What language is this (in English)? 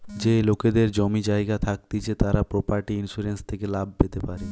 Bangla